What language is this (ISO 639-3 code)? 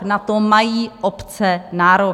ces